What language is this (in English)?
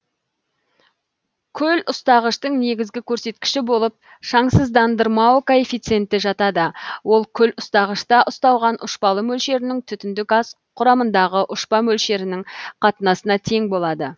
Kazakh